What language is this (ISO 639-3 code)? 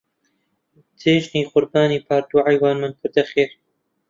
ckb